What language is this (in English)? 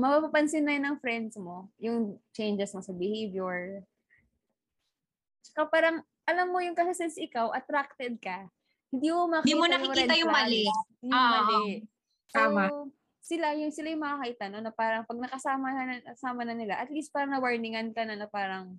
Filipino